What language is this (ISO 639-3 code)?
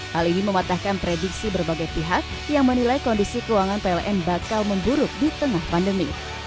ind